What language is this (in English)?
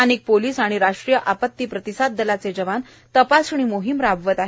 Marathi